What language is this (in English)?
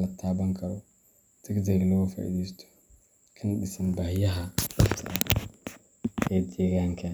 Somali